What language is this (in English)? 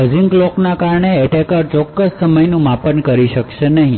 Gujarati